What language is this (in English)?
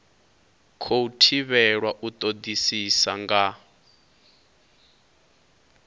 Venda